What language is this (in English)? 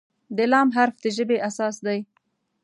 Pashto